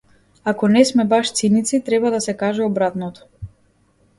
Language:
Macedonian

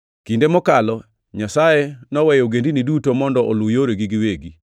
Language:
Luo (Kenya and Tanzania)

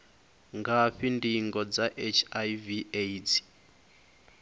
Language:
Venda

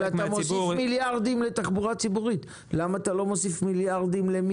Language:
Hebrew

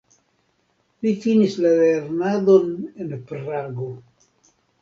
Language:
Esperanto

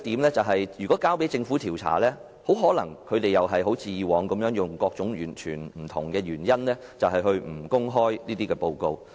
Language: Cantonese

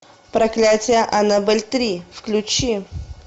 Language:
Russian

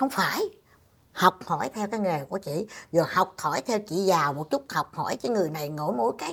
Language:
Vietnamese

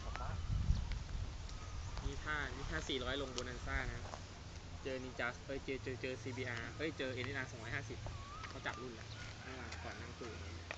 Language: Thai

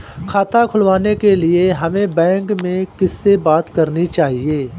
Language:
Hindi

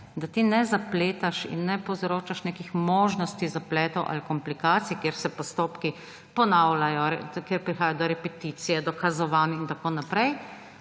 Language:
Slovenian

